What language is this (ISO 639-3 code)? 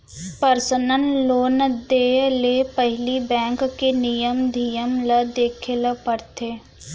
hne